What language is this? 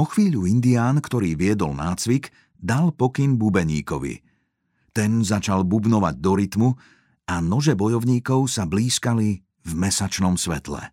Slovak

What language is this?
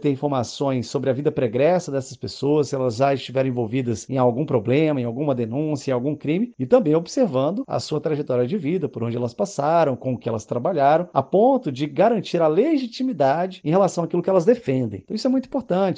Portuguese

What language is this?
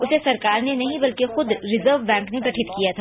Hindi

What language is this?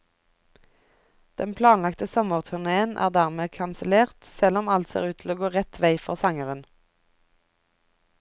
Norwegian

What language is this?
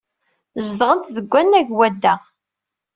Kabyle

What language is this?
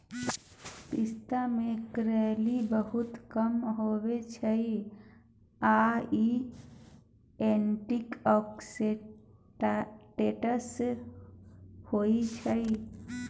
Maithili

